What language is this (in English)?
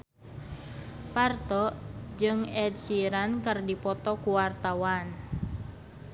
Sundanese